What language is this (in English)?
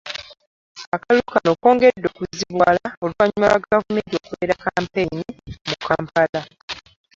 Ganda